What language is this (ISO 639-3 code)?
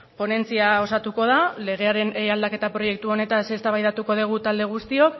eus